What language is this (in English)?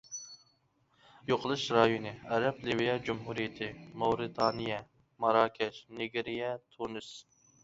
Uyghur